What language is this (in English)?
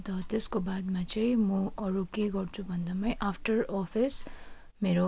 Nepali